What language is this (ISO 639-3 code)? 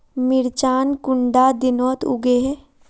mag